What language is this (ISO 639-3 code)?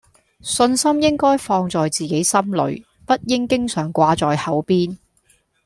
yue